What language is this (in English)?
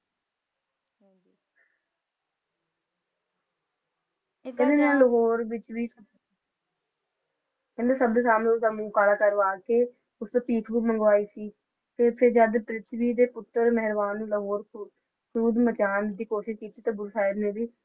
Punjabi